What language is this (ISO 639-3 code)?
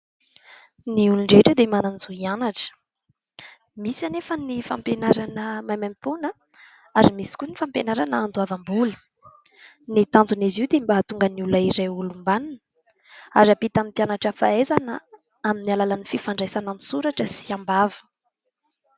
mlg